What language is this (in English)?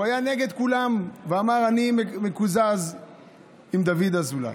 Hebrew